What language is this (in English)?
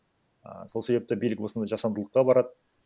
Kazakh